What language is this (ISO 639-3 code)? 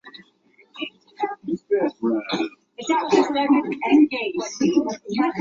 zho